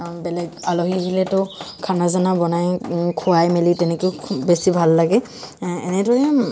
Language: Assamese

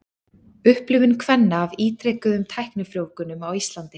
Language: Icelandic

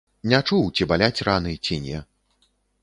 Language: Belarusian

